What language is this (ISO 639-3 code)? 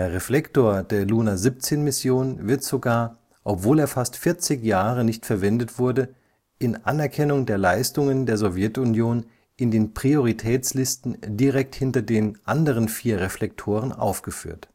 deu